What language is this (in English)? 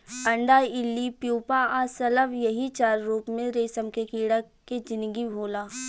Bhojpuri